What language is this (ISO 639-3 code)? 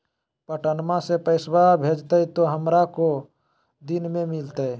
mag